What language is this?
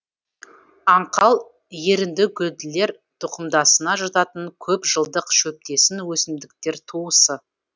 Kazakh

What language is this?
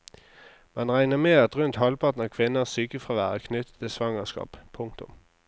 Norwegian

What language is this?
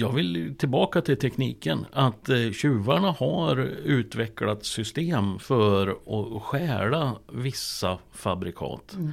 Swedish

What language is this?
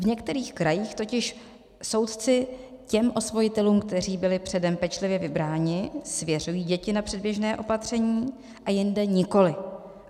Czech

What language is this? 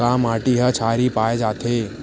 Chhattisgarhi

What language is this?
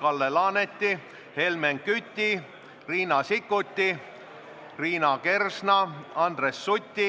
Estonian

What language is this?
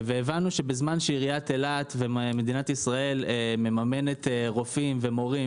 Hebrew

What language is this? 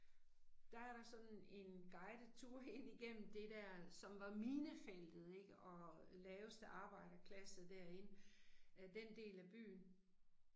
Danish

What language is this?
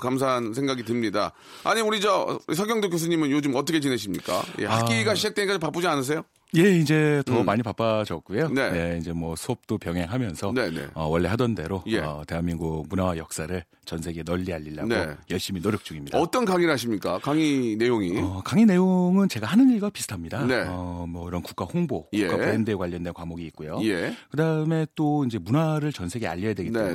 Korean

